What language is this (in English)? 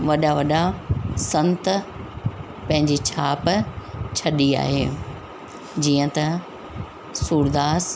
Sindhi